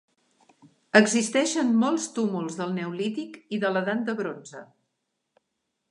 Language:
Catalan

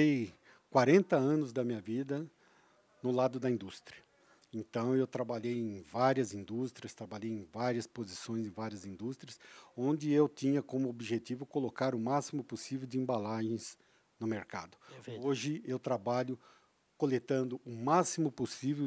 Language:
Portuguese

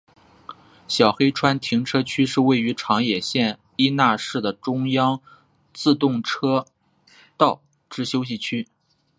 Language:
Chinese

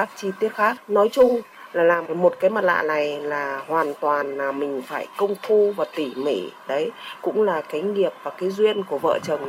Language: Vietnamese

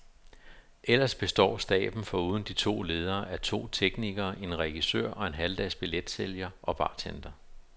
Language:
Danish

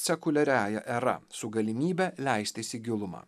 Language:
Lithuanian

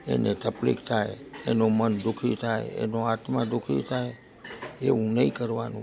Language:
Gujarati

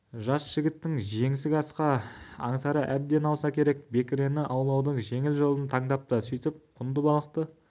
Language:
Kazakh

